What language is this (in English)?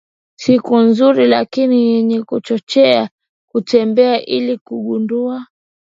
Swahili